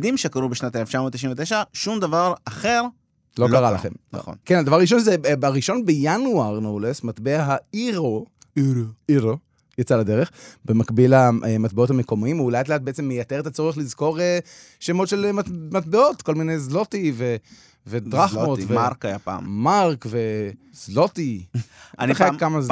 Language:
Hebrew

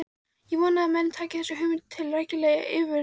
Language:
Icelandic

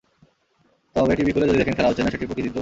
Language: Bangla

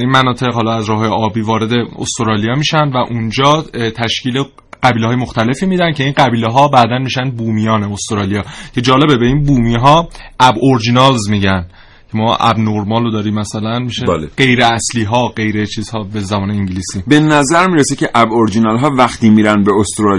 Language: Persian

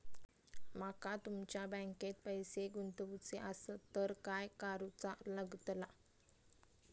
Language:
Marathi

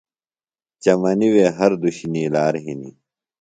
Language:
Phalura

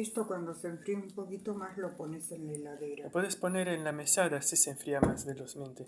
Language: Spanish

